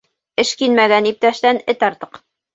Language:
Bashkir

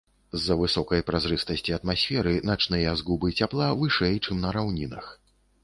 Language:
Belarusian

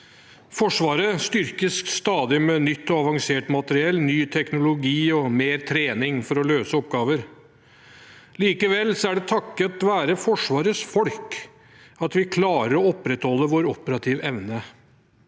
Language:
Norwegian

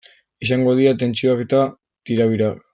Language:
Basque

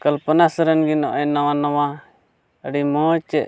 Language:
Santali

